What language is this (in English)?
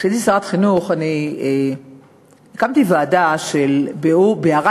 Hebrew